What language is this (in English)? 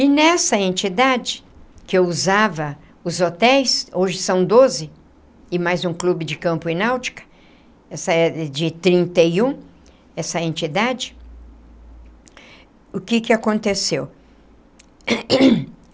Portuguese